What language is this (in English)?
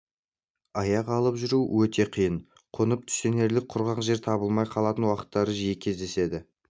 Kazakh